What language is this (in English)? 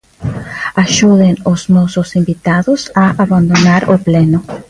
Galician